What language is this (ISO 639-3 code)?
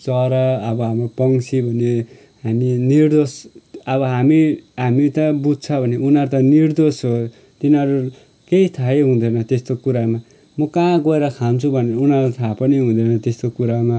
nep